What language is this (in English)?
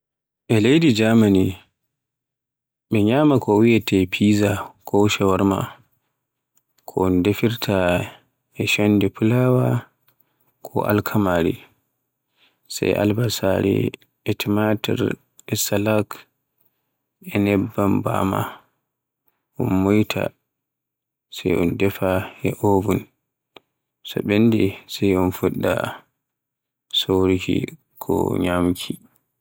Borgu Fulfulde